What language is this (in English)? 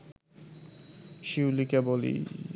Bangla